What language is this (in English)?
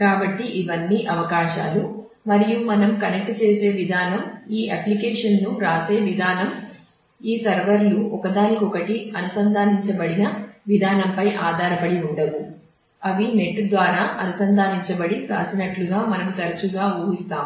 Telugu